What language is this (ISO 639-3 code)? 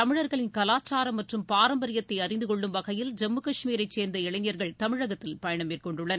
tam